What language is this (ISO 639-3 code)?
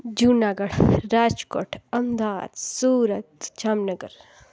snd